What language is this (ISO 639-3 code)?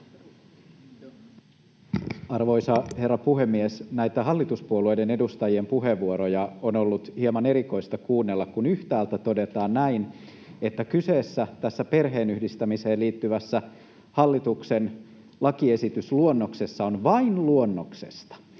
fin